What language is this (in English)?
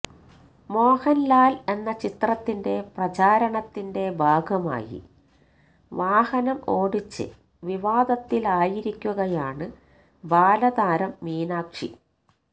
Malayalam